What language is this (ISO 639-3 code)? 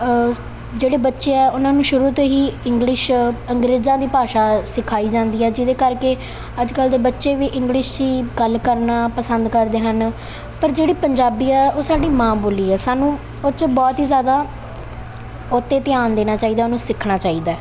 pan